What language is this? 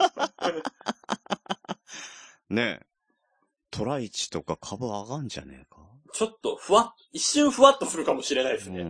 Japanese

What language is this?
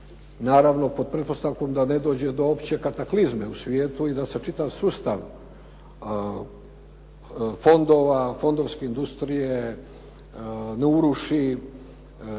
Croatian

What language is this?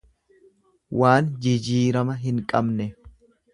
Oromo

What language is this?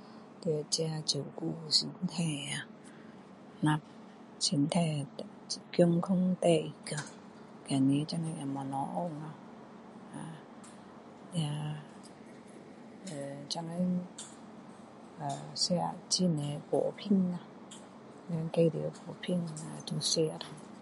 Min Dong Chinese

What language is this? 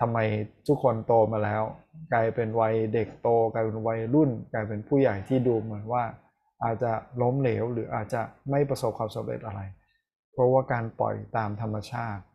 Thai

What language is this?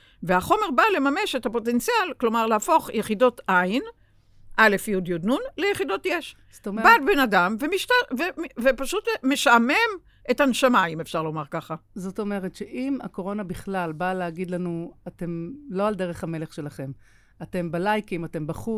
Hebrew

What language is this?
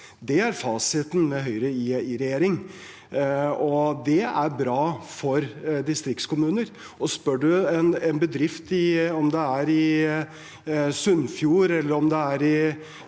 Norwegian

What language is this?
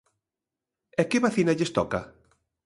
Galician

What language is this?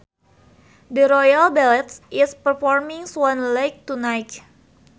Sundanese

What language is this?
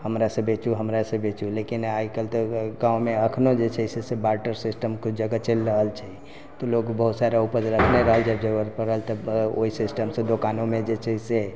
Maithili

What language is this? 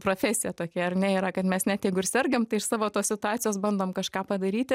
Lithuanian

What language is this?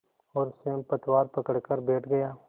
Hindi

